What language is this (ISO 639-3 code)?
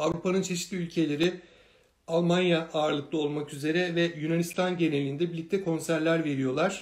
tur